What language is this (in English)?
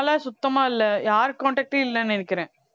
Tamil